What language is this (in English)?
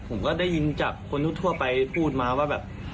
Thai